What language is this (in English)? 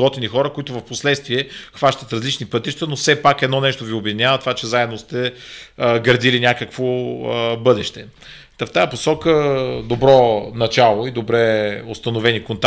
Bulgarian